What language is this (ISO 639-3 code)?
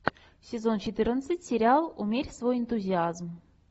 rus